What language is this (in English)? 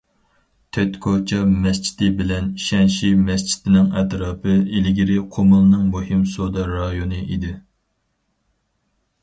Uyghur